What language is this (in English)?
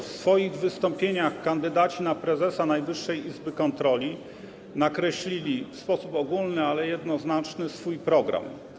Polish